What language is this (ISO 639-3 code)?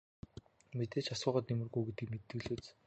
mon